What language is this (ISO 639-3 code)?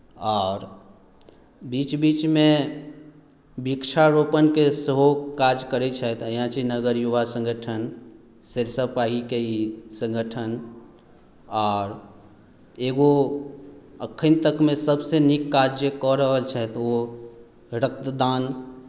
mai